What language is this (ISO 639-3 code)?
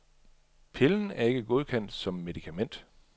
dan